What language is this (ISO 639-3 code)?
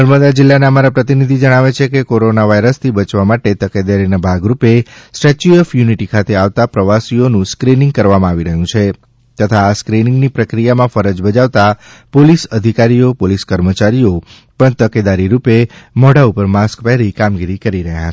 guj